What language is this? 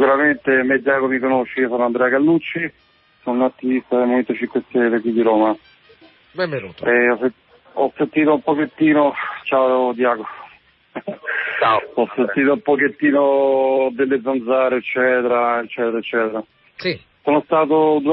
Italian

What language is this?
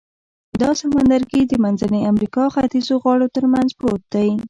Pashto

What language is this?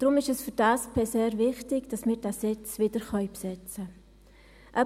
Swiss German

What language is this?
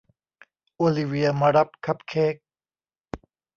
Thai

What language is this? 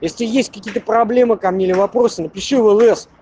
Russian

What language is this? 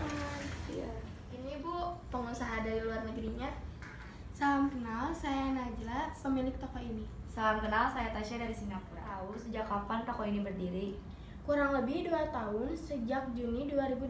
Indonesian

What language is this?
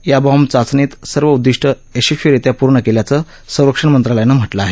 Marathi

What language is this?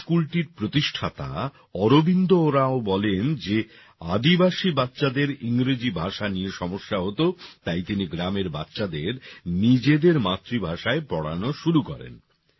Bangla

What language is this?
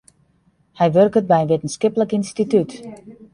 Western Frisian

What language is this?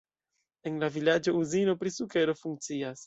Esperanto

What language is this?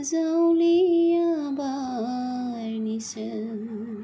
Bodo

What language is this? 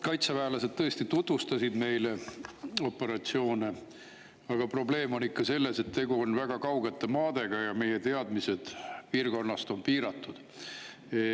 Estonian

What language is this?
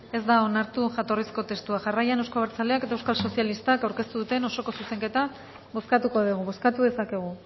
Basque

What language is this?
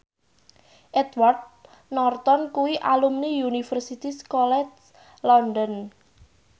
Javanese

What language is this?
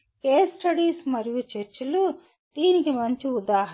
Telugu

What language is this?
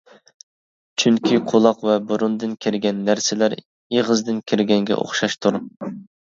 Uyghur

